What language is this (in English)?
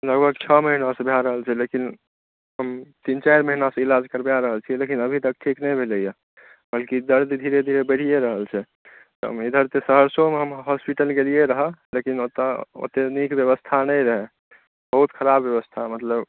Maithili